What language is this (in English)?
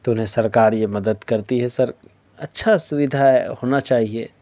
Urdu